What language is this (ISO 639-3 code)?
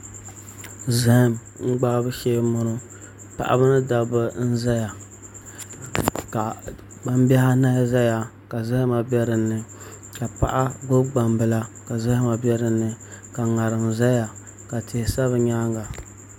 dag